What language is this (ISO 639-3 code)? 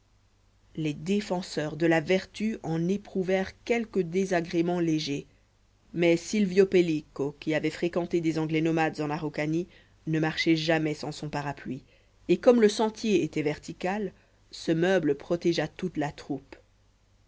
fra